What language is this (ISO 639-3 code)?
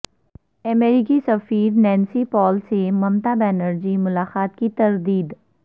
urd